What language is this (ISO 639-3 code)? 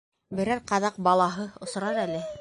bak